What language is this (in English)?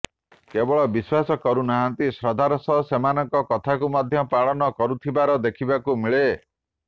Odia